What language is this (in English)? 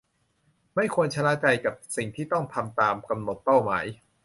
Thai